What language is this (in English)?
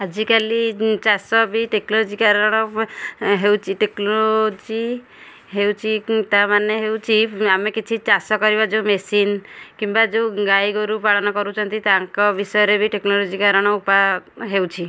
Odia